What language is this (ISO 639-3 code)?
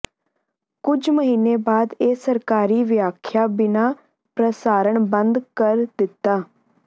pan